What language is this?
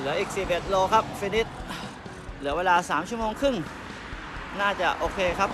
Thai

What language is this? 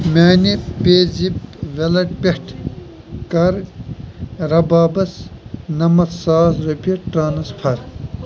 Kashmiri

